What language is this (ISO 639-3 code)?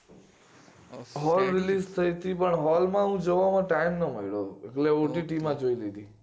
guj